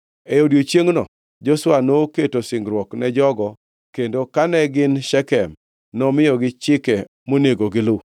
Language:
Luo (Kenya and Tanzania)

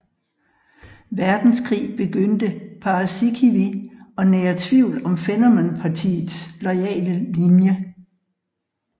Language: Danish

